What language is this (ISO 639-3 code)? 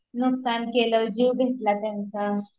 mar